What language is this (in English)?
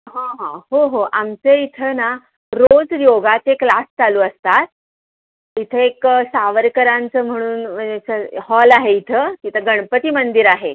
Marathi